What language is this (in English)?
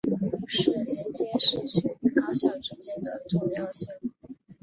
Chinese